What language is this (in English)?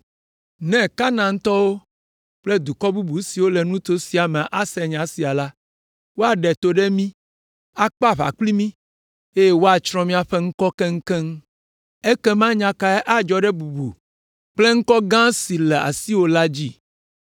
Ewe